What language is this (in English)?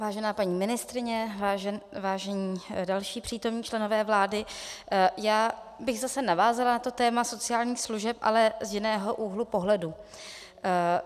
Czech